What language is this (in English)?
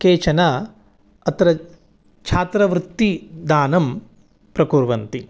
Sanskrit